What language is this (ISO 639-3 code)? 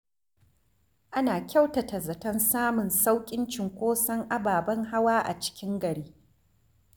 hau